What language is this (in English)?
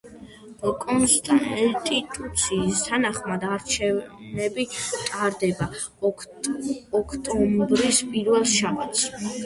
Georgian